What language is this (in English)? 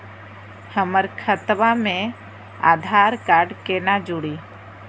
Magahi